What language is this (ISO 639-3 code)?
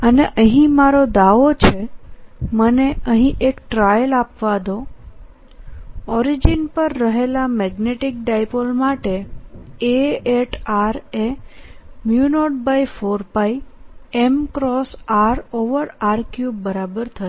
guj